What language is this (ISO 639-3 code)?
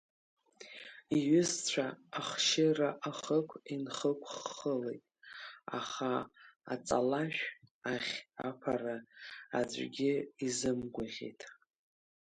abk